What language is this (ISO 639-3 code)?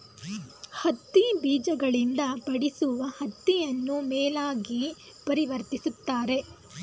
kan